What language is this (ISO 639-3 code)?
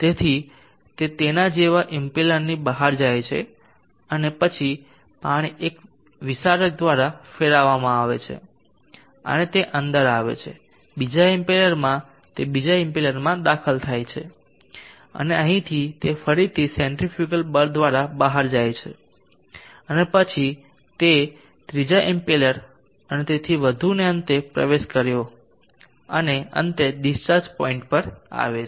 guj